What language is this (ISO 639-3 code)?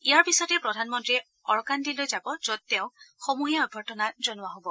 asm